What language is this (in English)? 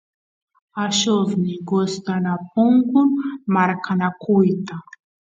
Santiago del Estero Quichua